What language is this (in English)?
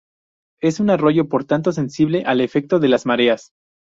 Spanish